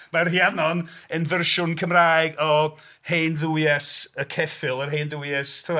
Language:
Welsh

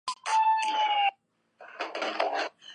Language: Chinese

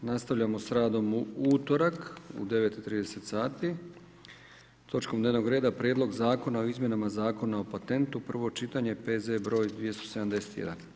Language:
Croatian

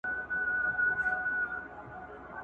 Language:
Pashto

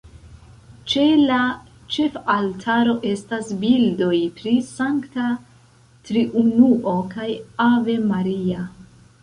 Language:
Esperanto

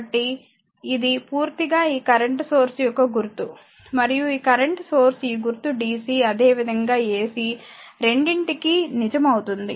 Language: Telugu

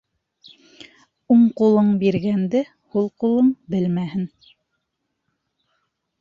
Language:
Bashkir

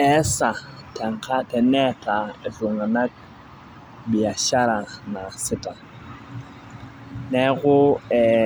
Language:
Masai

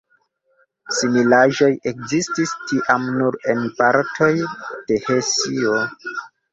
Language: Esperanto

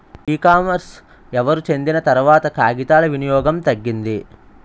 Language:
Telugu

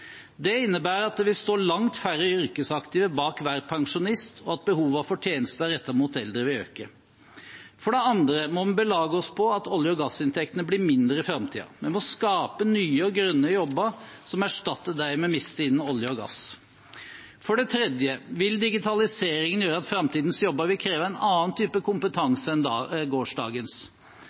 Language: Norwegian Bokmål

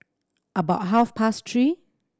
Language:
English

